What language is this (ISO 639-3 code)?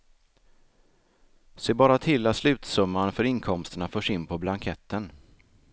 swe